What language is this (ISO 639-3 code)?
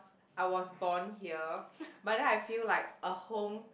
eng